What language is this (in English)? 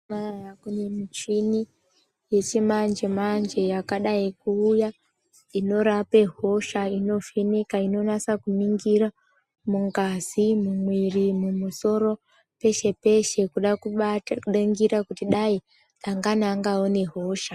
Ndau